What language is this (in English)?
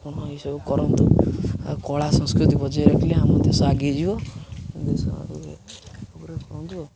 Odia